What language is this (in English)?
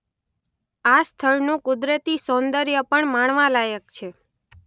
Gujarati